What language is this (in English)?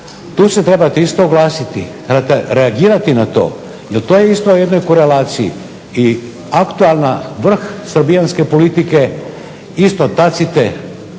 Croatian